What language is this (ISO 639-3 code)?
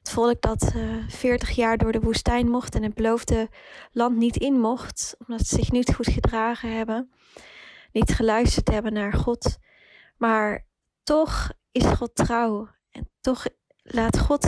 nld